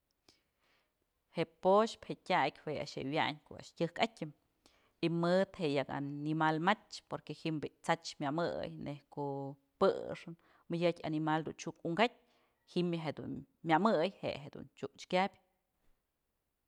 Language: Mazatlán Mixe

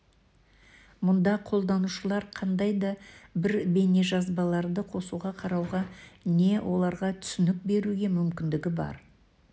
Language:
Kazakh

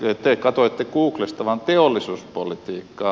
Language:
Finnish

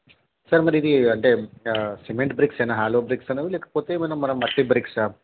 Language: Telugu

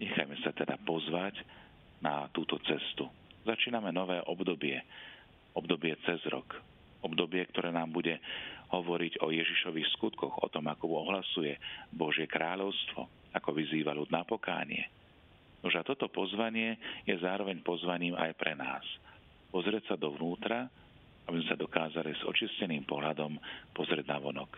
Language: Slovak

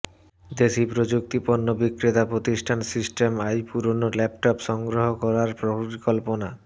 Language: Bangla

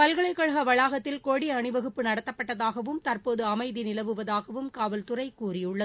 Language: Tamil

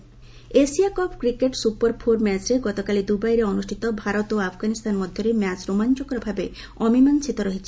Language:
Odia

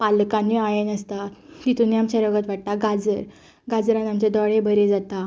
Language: Konkani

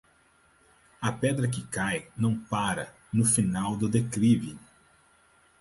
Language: Portuguese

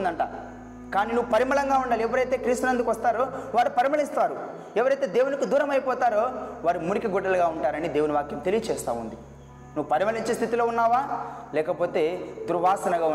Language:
Telugu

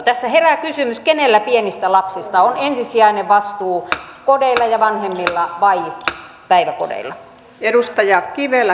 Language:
Finnish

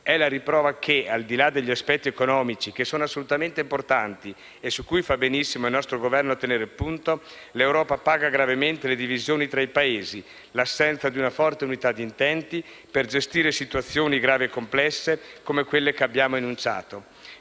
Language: Italian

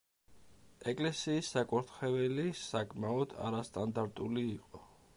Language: Georgian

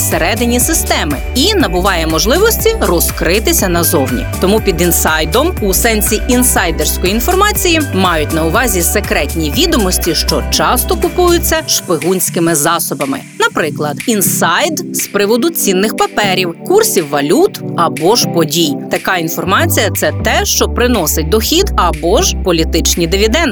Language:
Ukrainian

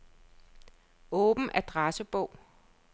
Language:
Danish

